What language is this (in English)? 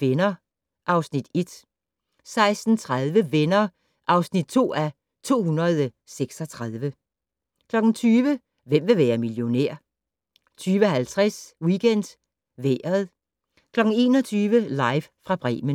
Danish